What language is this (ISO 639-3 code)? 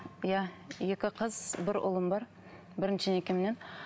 kaz